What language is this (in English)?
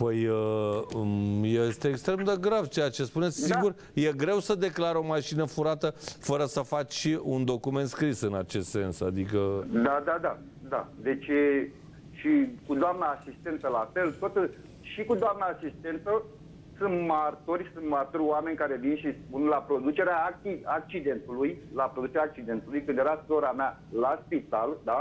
Romanian